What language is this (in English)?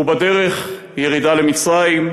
Hebrew